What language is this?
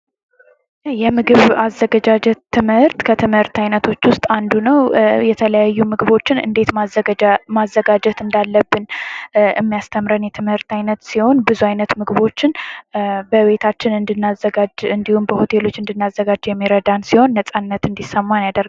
Amharic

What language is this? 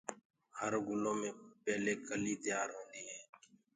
Gurgula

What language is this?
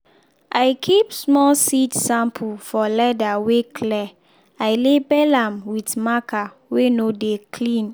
Nigerian Pidgin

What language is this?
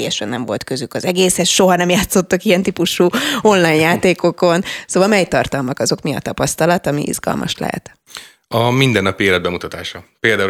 Hungarian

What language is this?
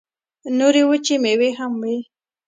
Pashto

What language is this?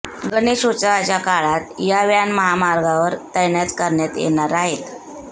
Marathi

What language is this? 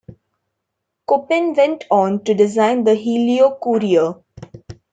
English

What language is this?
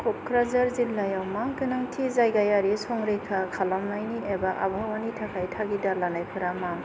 Bodo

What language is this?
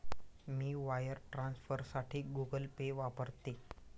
Marathi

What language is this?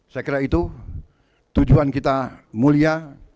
Indonesian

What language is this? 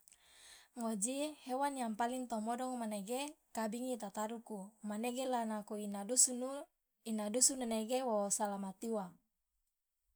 Loloda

